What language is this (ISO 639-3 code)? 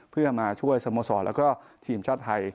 tha